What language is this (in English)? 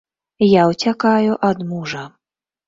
Belarusian